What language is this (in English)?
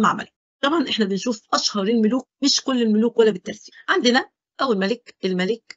Arabic